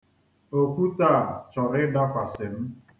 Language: Igbo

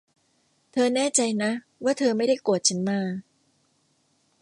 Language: Thai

